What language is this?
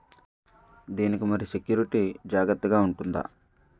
Telugu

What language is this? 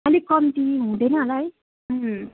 Nepali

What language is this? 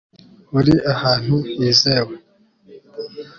Kinyarwanda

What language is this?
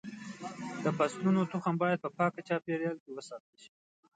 Pashto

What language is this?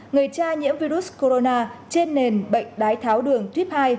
Vietnamese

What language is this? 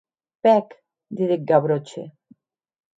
Occitan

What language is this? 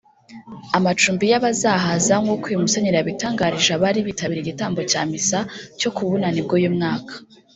Kinyarwanda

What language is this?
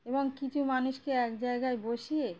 Bangla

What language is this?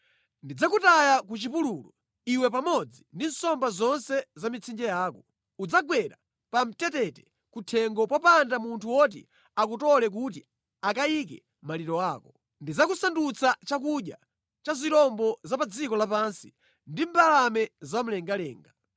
Nyanja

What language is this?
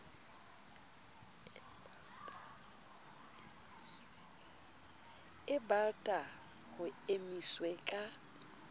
Southern Sotho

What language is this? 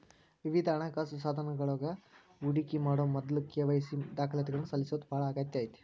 Kannada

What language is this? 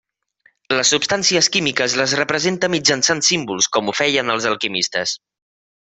Catalan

